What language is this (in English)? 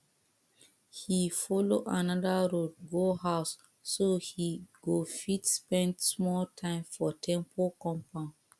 Nigerian Pidgin